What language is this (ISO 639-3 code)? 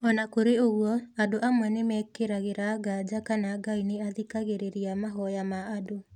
kik